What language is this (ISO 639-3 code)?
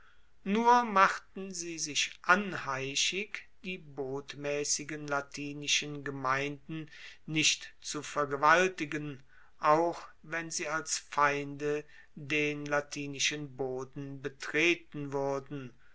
deu